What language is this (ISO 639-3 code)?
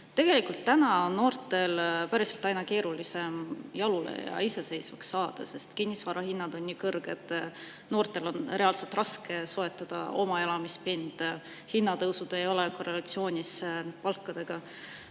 est